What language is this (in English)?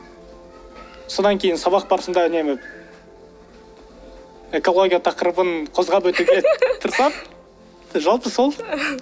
Kazakh